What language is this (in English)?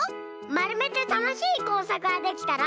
Japanese